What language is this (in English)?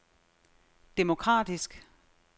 Danish